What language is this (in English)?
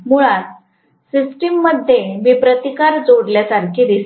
Marathi